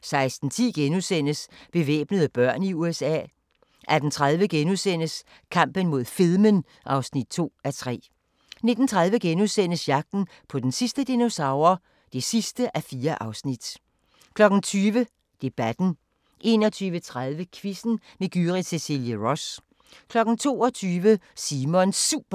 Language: Danish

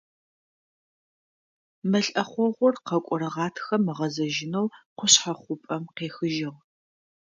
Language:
Adyghe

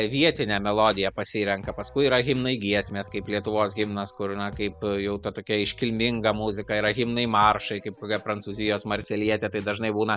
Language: Lithuanian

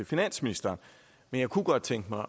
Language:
Danish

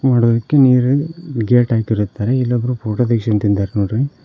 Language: Kannada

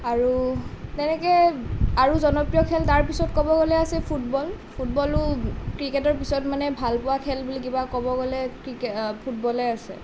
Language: Assamese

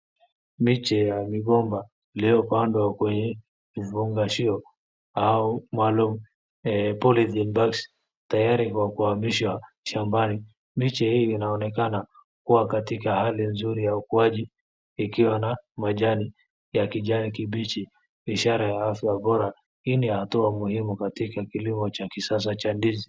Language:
Swahili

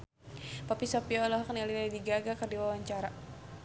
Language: Sundanese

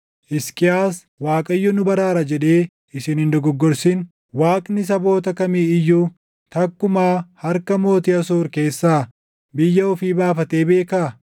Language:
Oromo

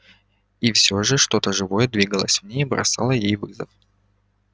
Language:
Russian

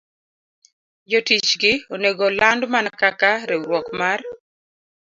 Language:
Luo (Kenya and Tanzania)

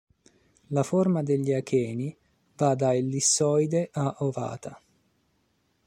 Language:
Italian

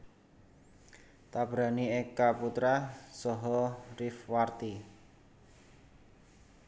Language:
Javanese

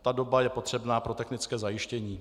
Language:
Czech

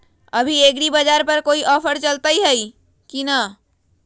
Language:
Magahi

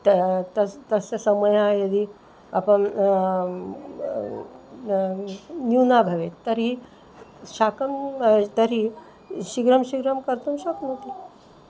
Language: Sanskrit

